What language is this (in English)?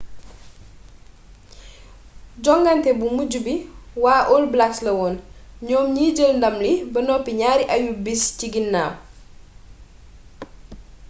Wolof